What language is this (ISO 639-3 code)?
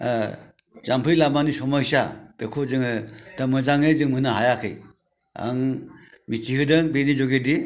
brx